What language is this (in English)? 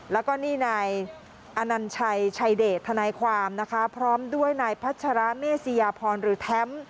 Thai